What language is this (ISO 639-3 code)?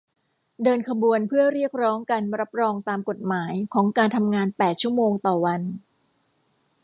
tha